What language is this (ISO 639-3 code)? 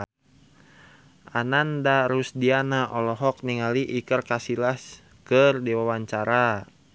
sun